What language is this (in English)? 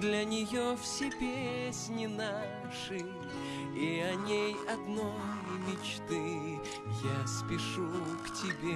Russian